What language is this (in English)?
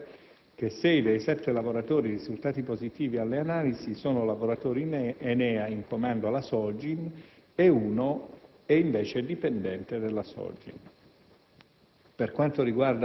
Italian